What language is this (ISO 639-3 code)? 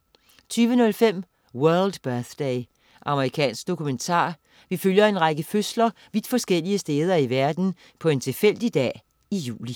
dan